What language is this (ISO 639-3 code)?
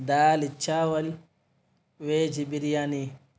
urd